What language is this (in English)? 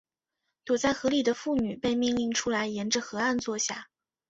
Chinese